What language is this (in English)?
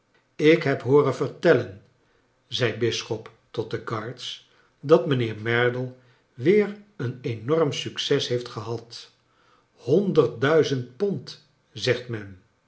Dutch